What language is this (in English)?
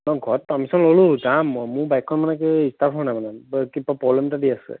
Assamese